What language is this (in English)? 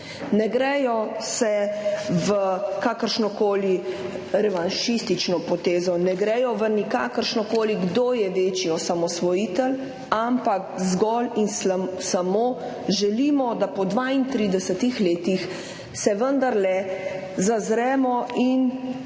Slovenian